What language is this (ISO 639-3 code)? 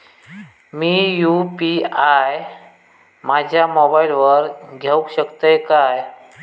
mar